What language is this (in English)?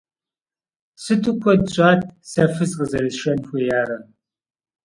Kabardian